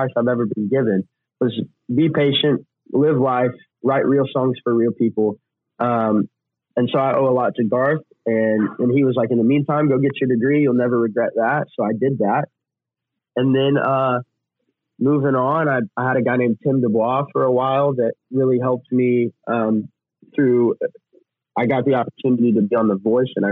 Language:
English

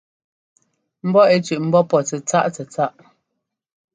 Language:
Ngomba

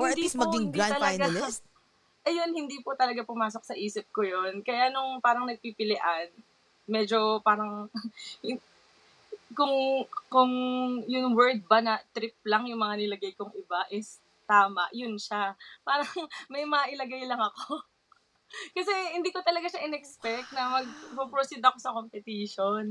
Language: Filipino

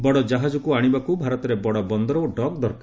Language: Odia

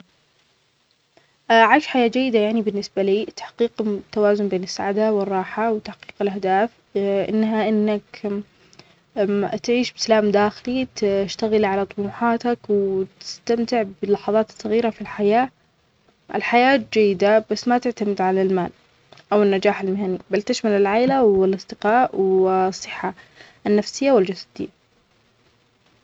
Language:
Omani Arabic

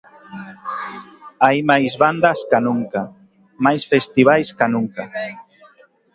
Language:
Galician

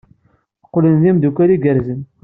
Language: Kabyle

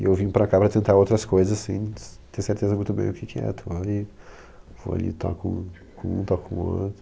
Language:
Portuguese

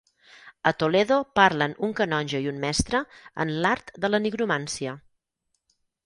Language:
Catalan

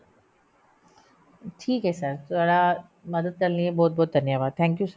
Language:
Punjabi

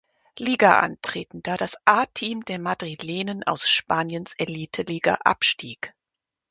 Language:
German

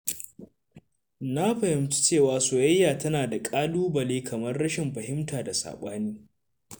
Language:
Hausa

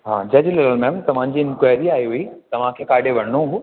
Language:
Sindhi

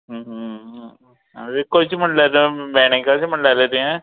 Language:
Konkani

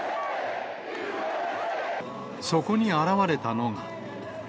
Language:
Japanese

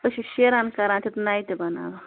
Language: Kashmiri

